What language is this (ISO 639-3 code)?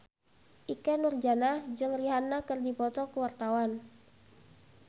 sun